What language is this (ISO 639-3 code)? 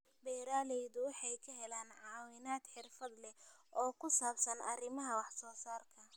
som